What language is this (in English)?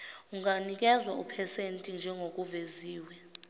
Zulu